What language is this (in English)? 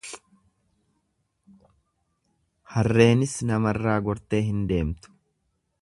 Oromo